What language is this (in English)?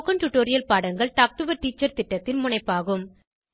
Tamil